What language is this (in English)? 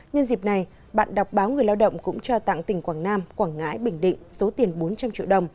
Vietnamese